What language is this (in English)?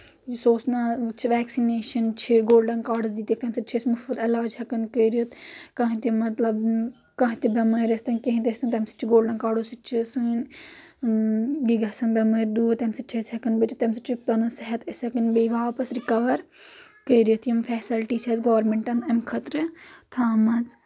Kashmiri